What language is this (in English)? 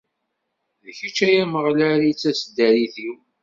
Kabyle